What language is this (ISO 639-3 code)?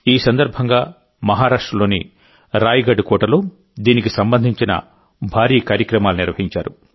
tel